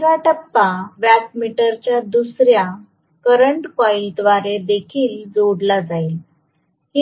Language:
Marathi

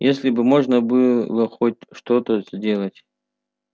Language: Russian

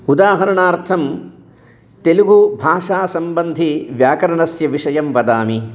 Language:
Sanskrit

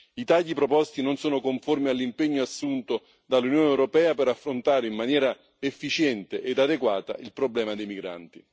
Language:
Italian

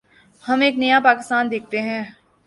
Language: Urdu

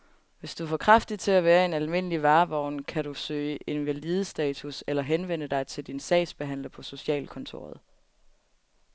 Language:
Danish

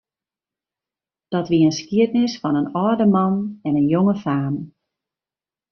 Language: Western Frisian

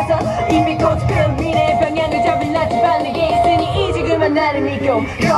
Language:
Korean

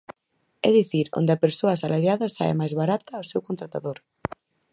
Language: Galician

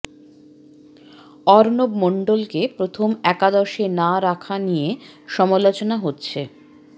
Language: Bangla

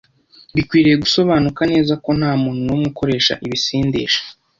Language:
Kinyarwanda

